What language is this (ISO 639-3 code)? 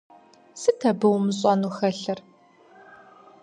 kbd